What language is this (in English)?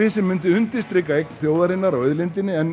Icelandic